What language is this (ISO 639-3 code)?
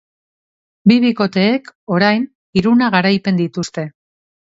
eus